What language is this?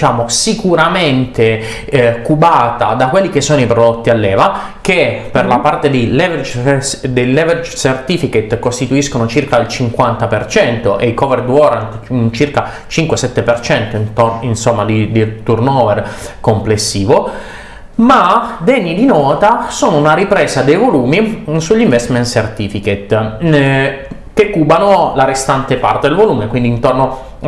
Italian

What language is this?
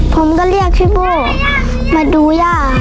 Thai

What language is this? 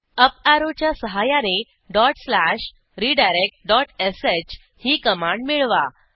Marathi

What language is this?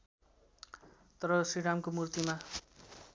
Nepali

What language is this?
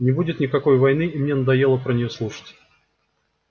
Russian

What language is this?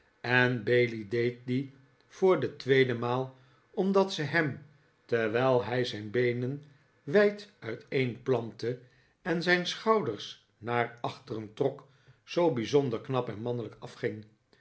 Dutch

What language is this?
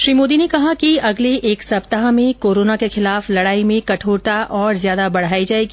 Hindi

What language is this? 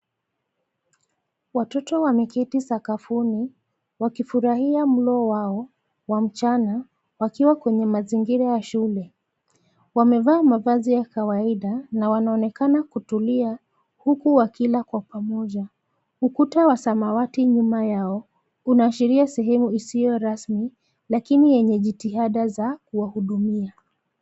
Swahili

